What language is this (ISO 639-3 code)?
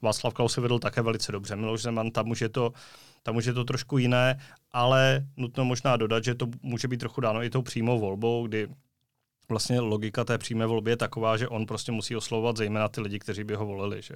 ces